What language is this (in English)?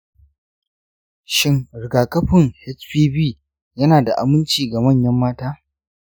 Hausa